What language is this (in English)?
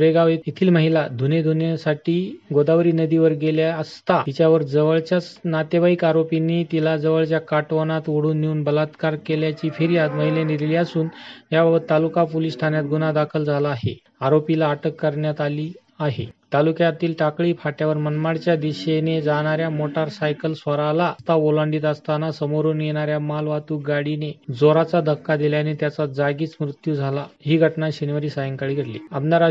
Marathi